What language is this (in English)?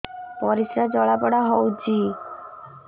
Odia